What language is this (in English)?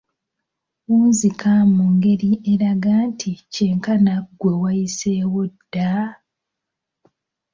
Ganda